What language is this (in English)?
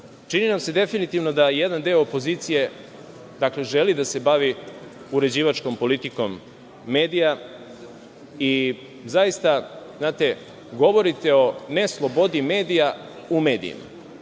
Serbian